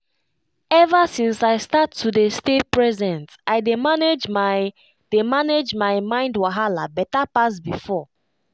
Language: Nigerian Pidgin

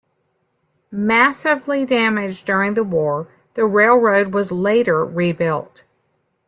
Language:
English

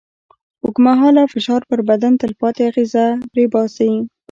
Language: Pashto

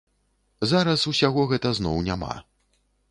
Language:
Belarusian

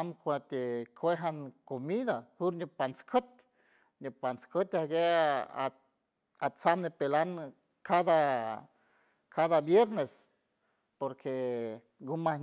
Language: San Francisco Del Mar Huave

